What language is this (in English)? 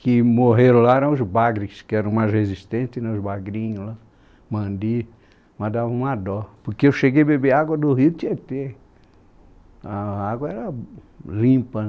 Portuguese